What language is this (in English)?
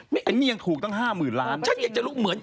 Thai